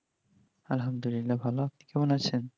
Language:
Bangla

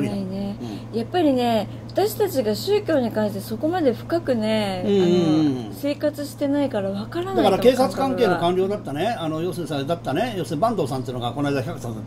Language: Japanese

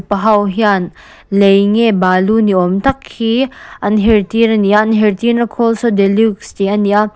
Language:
Mizo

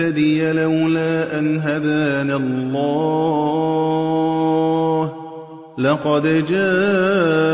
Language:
Arabic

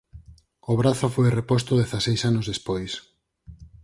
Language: Galician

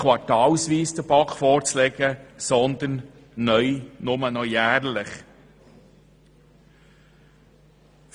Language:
Swiss German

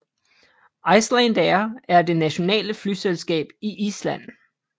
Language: Danish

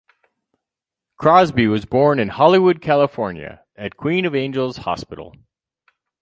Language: English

